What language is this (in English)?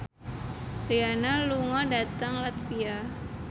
Javanese